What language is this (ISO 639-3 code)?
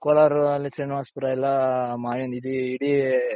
kan